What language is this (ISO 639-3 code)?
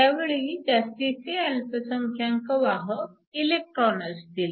mar